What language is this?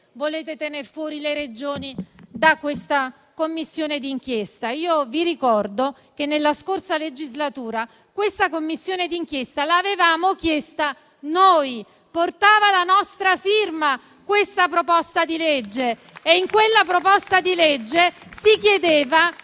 Italian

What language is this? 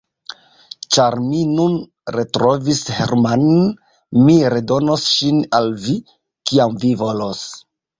Esperanto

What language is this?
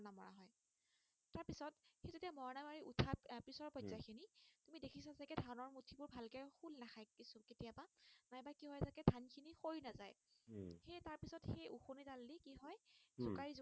Assamese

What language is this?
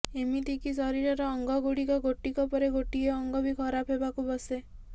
Odia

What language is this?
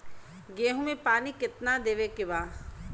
Bhojpuri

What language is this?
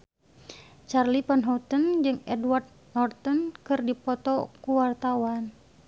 Sundanese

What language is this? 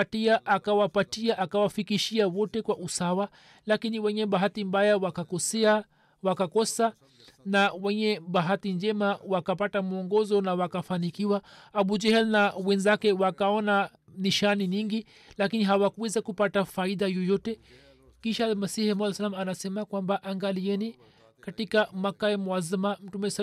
Swahili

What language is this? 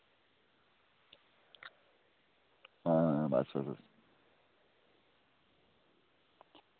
Dogri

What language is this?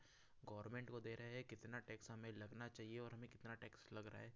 Hindi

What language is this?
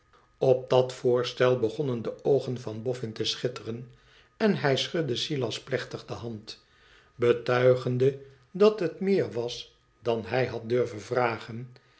Dutch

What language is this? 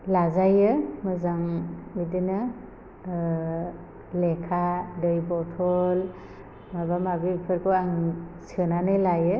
Bodo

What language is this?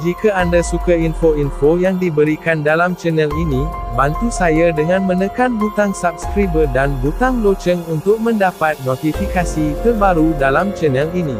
Malay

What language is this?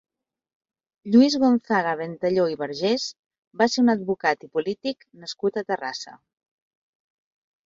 Catalan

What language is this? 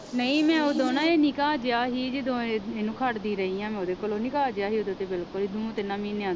Punjabi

